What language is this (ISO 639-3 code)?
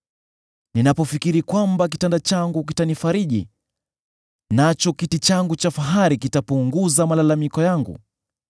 swa